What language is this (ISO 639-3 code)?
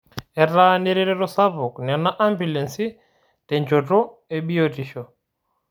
mas